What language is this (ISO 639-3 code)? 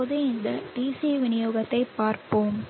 tam